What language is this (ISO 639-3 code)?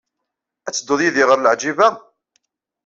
kab